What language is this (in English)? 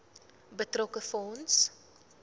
Afrikaans